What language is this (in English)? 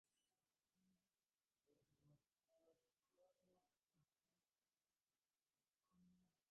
Divehi